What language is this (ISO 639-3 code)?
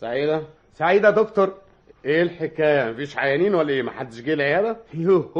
ara